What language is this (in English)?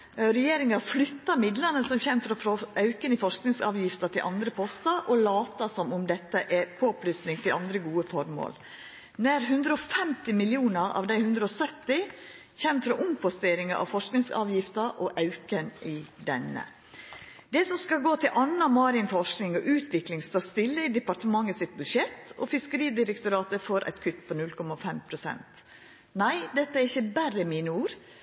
Norwegian Nynorsk